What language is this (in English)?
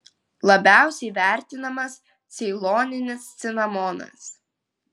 Lithuanian